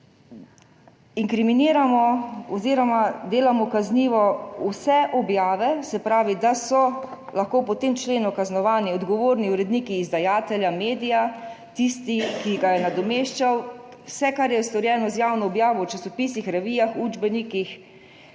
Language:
Slovenian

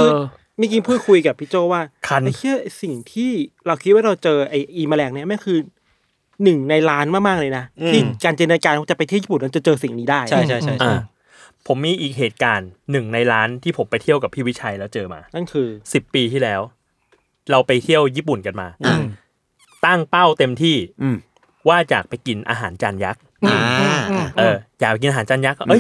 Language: Thai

